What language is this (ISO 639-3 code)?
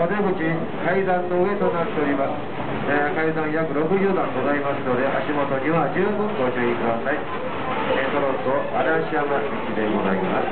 jpn